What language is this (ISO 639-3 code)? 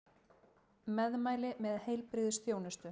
isl